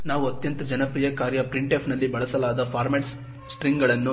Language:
Kannada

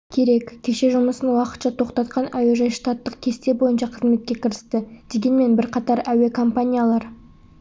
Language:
Kazakh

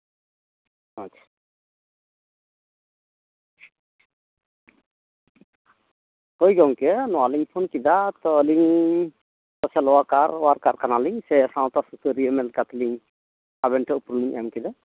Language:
Santali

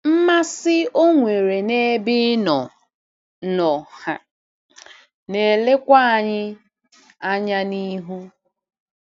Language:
Igbo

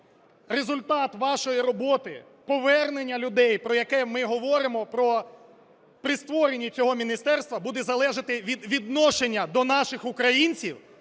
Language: Ukrainian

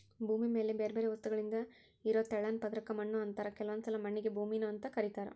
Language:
Kannada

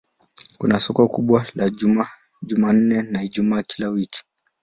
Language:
Swahili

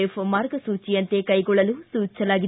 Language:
Kannada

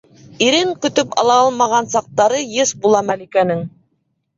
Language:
Bashkir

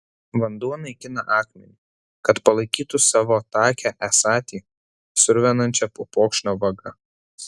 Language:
Lithuanian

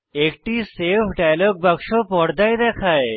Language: Bangla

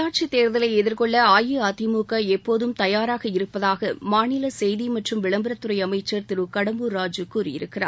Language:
Tamil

